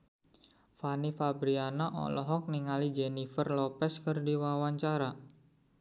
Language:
Sundanese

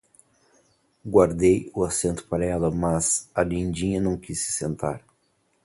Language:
Portuguese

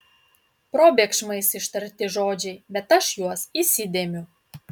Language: Lithuanian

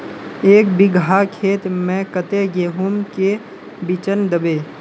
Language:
Magahi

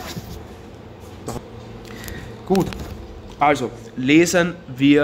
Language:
German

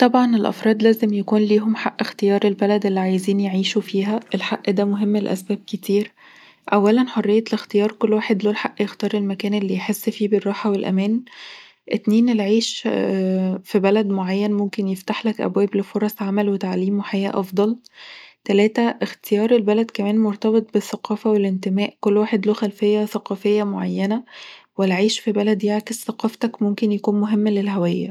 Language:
Egyptian Arabic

